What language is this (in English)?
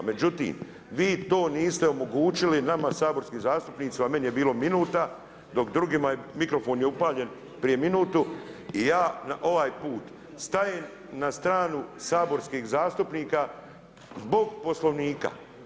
Croatian